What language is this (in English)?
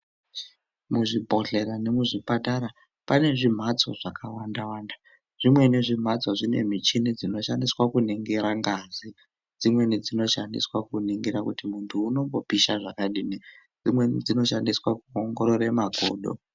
Ndau